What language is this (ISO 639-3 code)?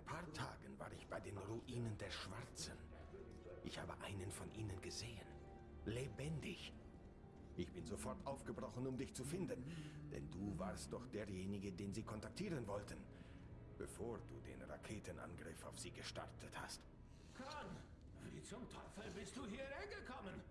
deu